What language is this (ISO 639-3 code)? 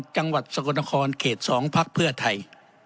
tha